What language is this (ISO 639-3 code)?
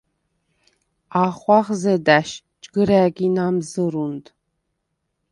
sva